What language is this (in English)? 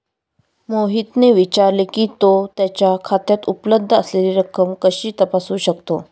Marathi